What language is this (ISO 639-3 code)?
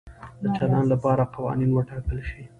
pus